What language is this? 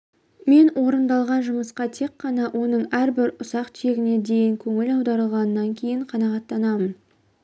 Kazakh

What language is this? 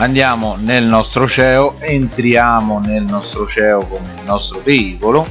Italian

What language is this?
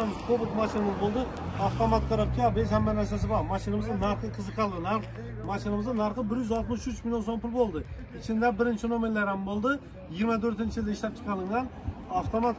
Turkish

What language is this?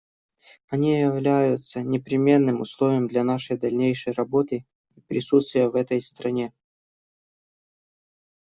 Russian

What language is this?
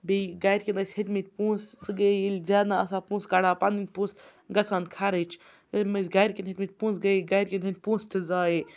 Kashmiri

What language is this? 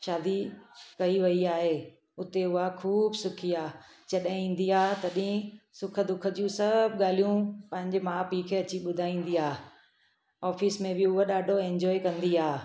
Sindhi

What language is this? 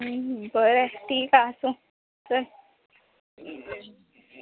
Konkani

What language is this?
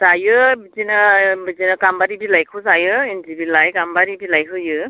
Bodo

